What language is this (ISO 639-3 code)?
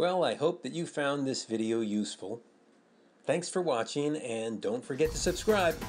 eng